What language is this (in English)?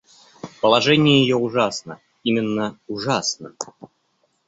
Russian